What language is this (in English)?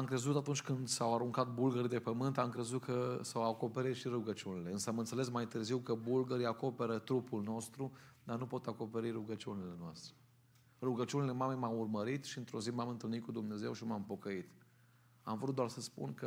Romanian